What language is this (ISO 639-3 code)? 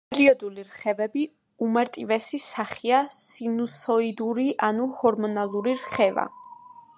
kat